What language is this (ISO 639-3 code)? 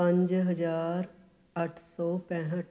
pan